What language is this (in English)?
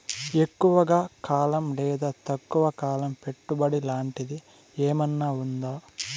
Telugu